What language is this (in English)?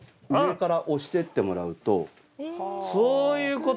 Japanese